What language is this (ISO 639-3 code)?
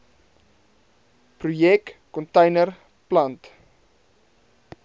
afr